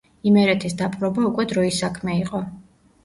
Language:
Georgian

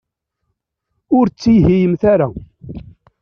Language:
Kabyle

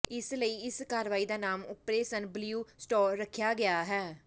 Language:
Punjabi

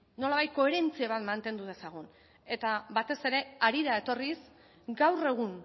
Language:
Basque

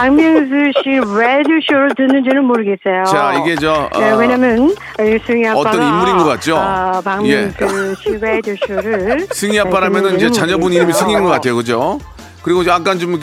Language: Korean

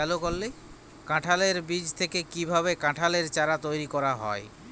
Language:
Bangla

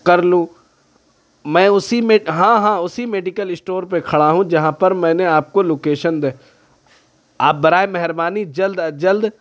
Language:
Urdu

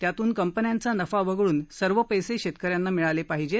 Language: Marathi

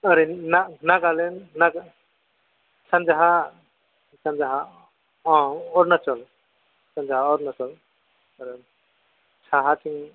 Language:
Bodo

